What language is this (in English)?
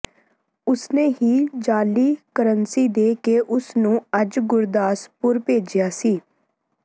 Punjabi